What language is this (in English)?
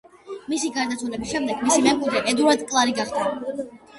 Georgian